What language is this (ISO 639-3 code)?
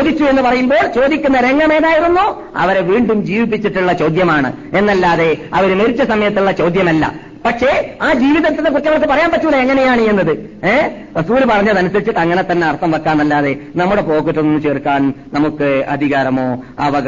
mal